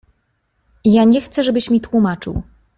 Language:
Polish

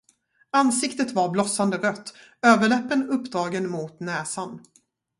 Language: Swedish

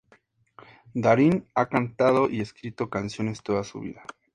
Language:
Spanish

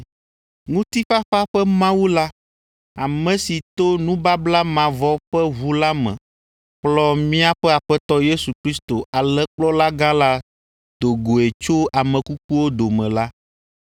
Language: Ewe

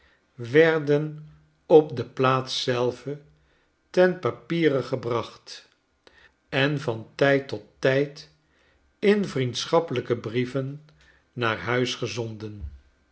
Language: Dutch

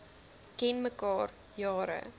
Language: Afrikaans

